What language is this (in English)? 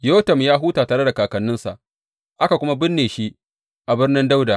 Hausa